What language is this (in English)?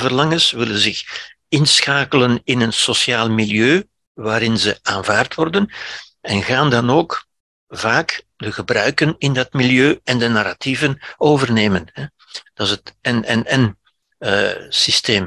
Dutch